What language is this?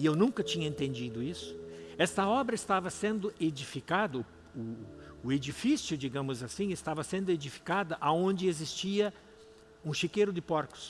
Portuguese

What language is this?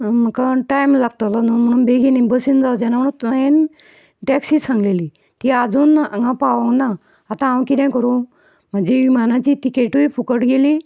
Konkani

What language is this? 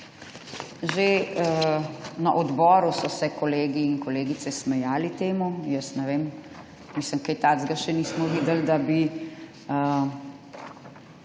Slovenian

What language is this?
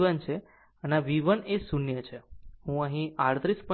Gujarati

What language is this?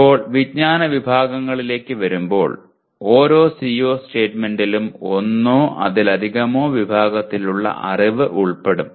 Malayalam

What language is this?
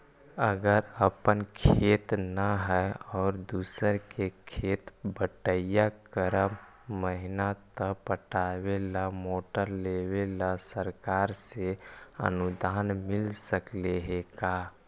Magahi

